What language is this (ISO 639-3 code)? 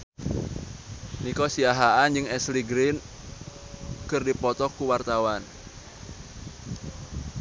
sun